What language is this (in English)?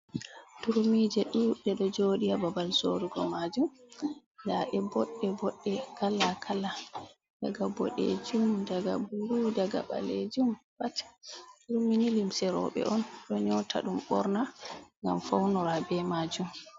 Fula